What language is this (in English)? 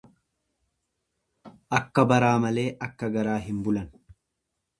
Oromo